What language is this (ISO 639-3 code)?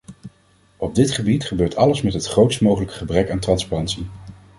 nld